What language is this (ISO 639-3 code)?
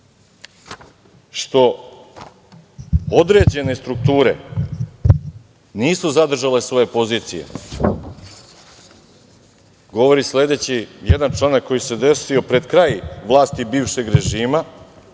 srp